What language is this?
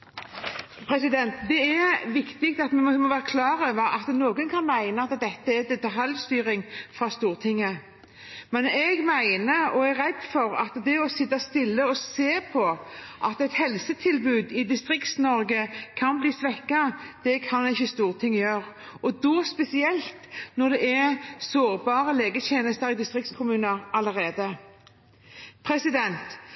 Norwegian Bokmål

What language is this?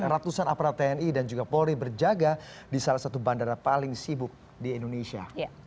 Indonesian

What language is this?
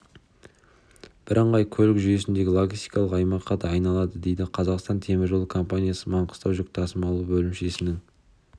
Kazakh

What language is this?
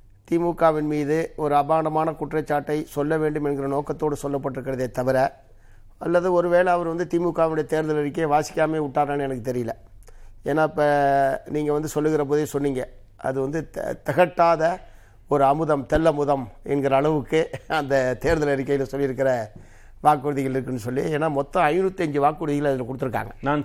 Tamil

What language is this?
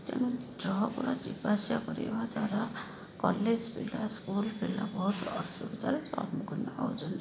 Odia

